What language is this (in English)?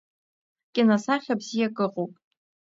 Abkhazian